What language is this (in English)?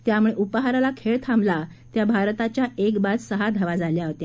Marathi